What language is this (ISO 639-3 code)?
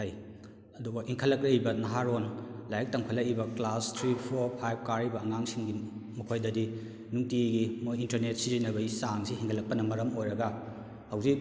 mni